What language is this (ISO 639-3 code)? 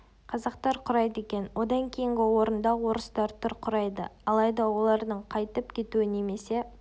kaz